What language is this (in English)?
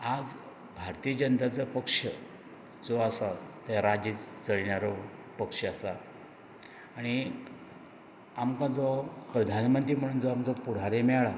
Konkani